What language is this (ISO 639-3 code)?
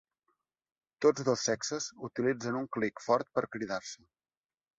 cat